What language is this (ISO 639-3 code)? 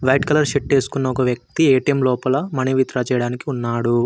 tel